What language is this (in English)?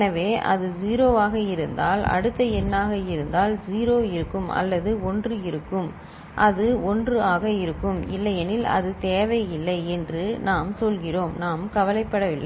Tamil